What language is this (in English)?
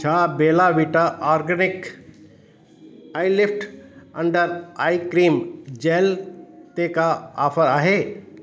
Sindhi